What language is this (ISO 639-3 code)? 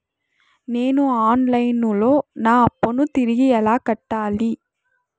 tel